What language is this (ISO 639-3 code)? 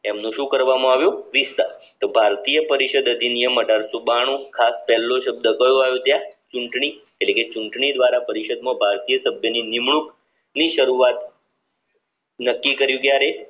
guj